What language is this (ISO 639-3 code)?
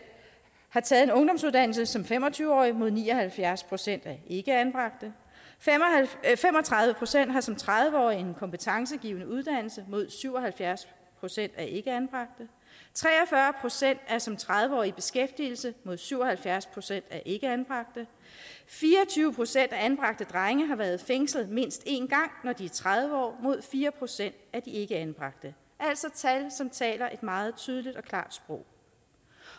dan